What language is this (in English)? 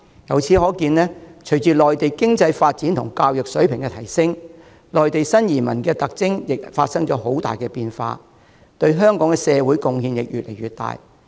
Cantonese